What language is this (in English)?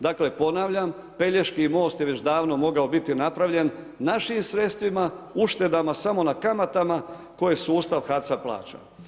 Croatian